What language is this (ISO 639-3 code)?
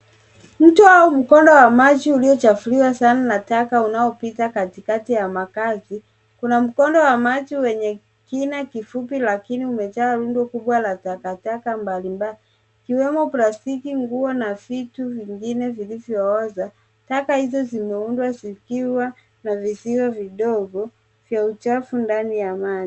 swa